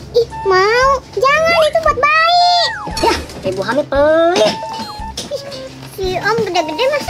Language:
Indonesian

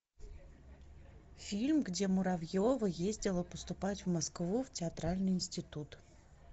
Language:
Russian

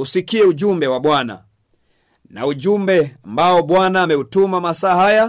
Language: Swahili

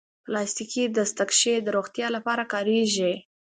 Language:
Pashto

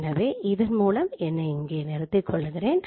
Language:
Tamil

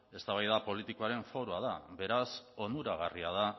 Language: Basque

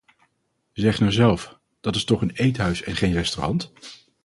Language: Dutch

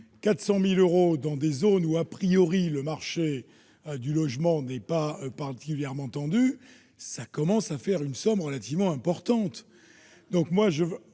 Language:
French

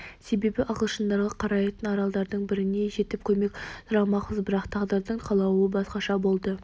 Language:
Kazakh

